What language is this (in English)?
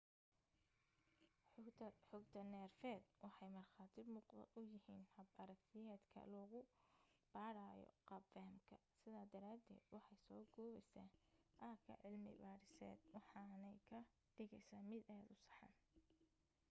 Somali